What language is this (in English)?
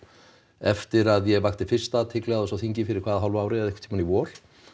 Icelandic